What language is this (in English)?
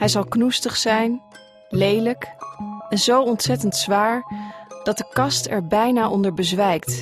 Dutch